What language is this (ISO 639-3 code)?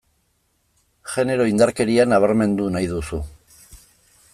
eus